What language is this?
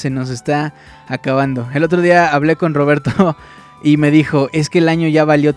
Spanish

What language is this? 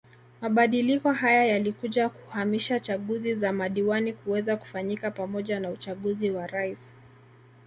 Swahili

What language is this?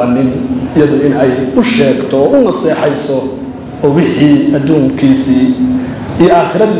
Arabic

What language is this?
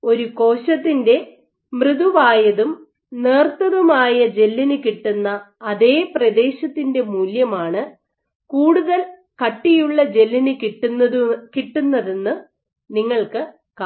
Malayalam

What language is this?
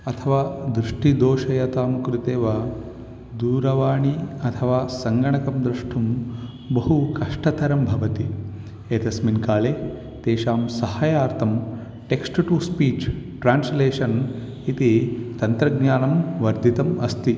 Sanskrit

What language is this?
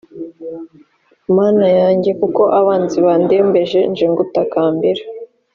Kinyarwanda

